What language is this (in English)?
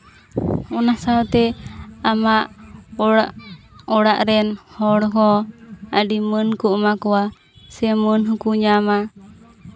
Santali